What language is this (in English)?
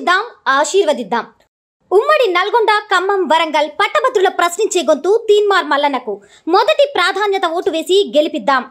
Telugu